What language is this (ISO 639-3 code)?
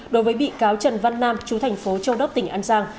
vie